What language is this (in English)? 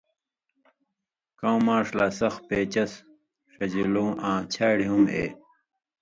Indus Kohistani